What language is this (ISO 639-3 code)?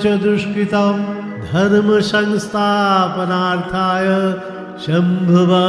hin